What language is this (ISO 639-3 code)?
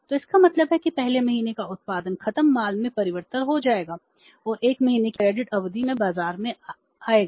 hin